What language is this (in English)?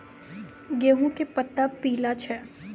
Maithili